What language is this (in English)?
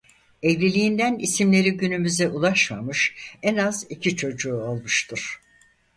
Turkish